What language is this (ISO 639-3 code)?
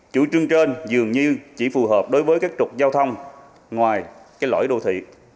vie